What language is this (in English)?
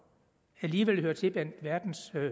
Danish